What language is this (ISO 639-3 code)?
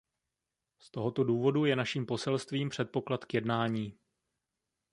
ces